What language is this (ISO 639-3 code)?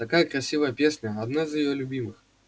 rus